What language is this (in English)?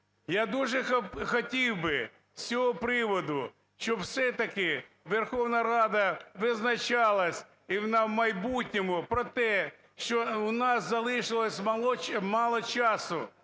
Ukrainian